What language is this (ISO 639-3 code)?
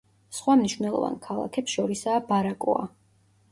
kat